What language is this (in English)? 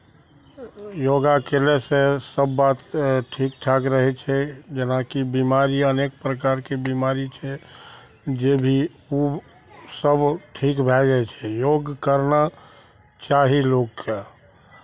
Maithili